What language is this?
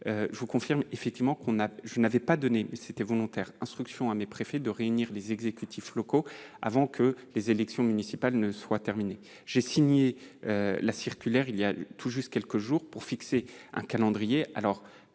French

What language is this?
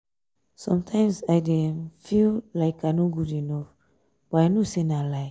Nigerian Pidgin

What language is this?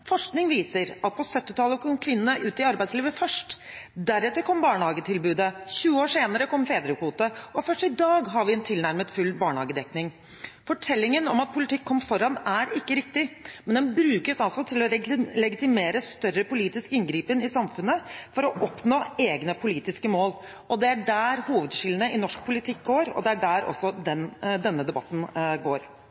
Norwegian Bokmål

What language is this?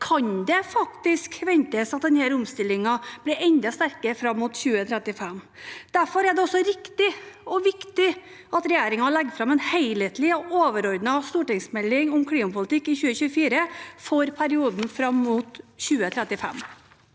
Norwegian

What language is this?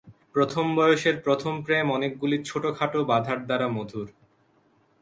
Bangla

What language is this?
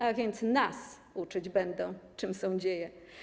Polish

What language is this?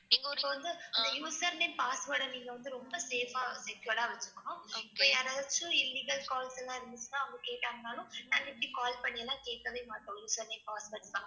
Tamil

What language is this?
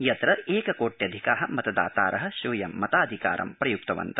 Sanskrit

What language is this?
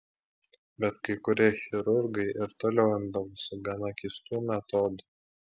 Lithuanian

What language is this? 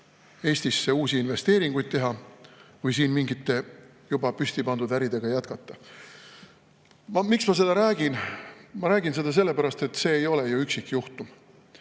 Estonian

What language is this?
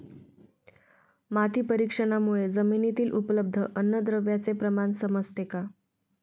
Marathi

